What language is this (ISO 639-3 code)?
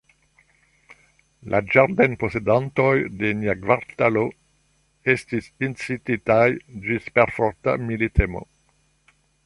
epo